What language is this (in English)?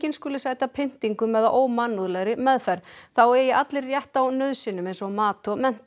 Icelandic